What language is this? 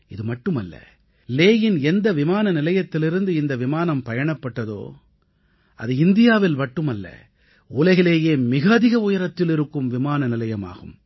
Tamil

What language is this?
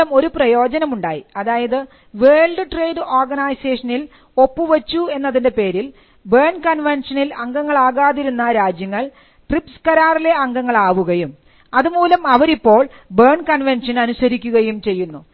Malayalam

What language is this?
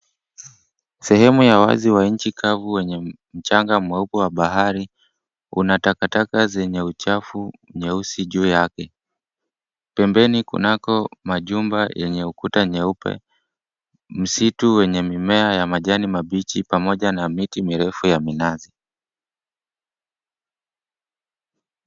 Swahili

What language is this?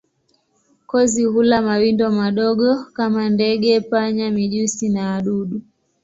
Swahili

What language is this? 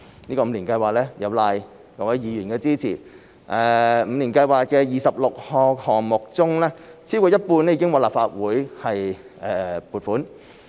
Cantonese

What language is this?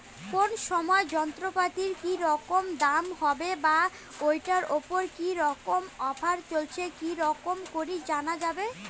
Bangla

